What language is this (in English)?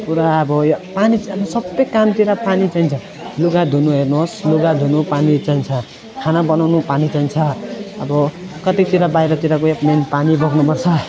Nepali